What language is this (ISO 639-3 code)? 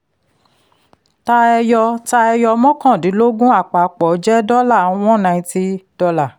yor